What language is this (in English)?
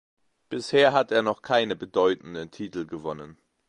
German